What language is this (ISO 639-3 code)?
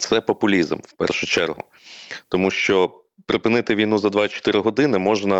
ukr